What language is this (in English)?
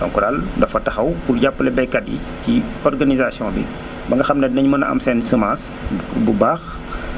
Wolof